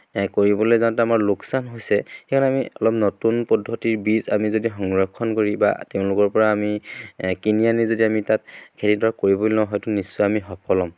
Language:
Assamese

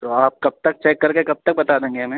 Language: Urdu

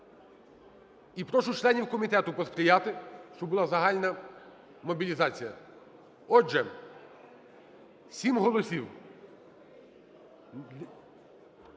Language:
Ukrainian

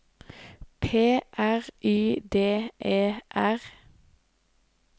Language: Norwegian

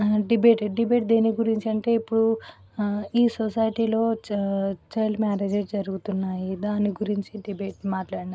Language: Telugu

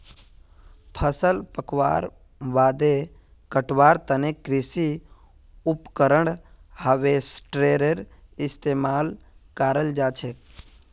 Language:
Magahi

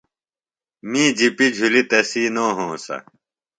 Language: Phalura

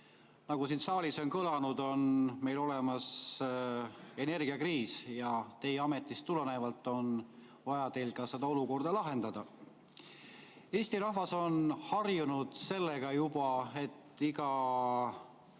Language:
Estonian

